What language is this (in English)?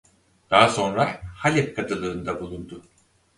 Turkish